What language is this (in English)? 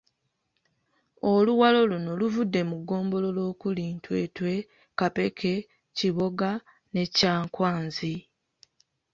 Ganda